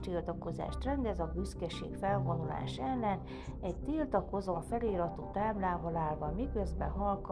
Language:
Hungarian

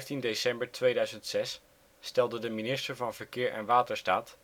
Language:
Dutch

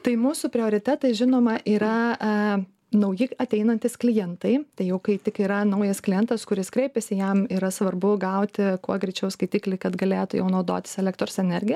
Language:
Lithuanian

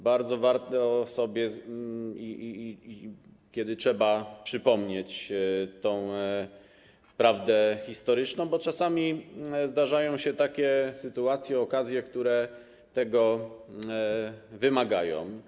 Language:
Polish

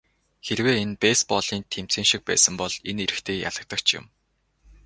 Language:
Mongolian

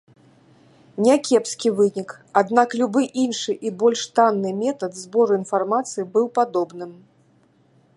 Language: Belarusian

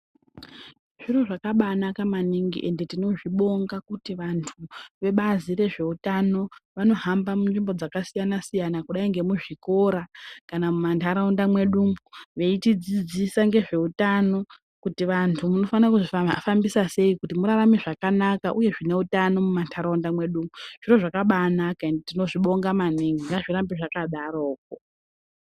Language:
Ndau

